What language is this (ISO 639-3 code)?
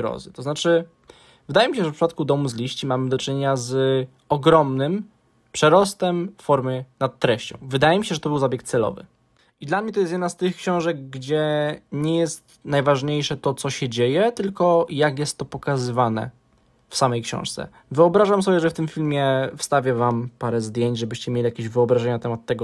pol